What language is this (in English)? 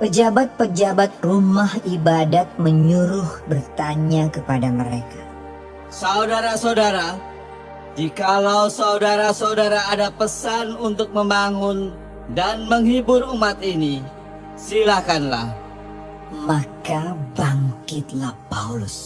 Indonesian